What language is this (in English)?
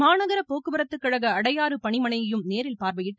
Tamil